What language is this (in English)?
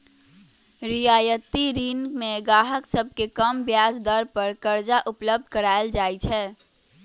Magahi